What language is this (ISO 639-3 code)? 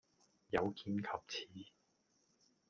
yue